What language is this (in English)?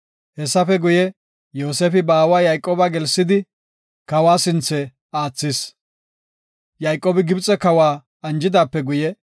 Gofa